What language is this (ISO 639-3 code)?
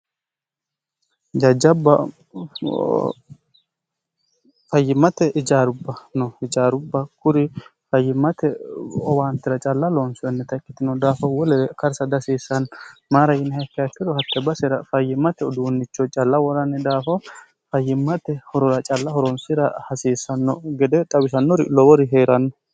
sid